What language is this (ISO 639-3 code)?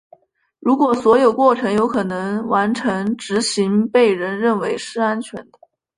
zho